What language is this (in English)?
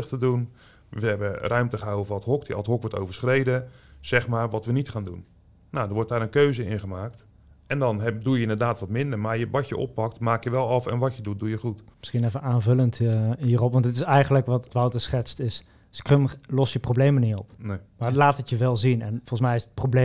Dutch